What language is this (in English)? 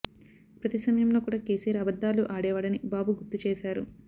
Telugu